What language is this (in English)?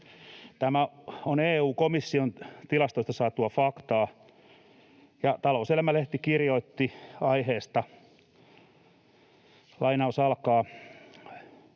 Finnish